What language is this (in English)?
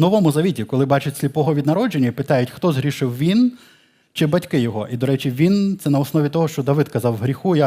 Ukrainian